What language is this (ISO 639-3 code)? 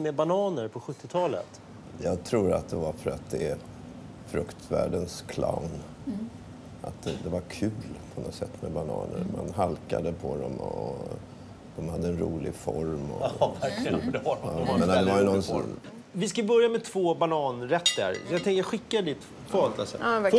swe